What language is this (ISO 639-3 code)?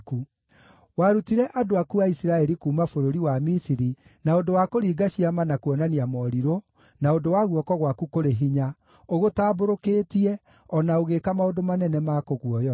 kik